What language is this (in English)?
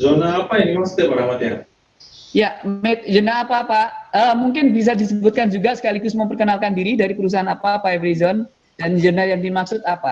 Indonesian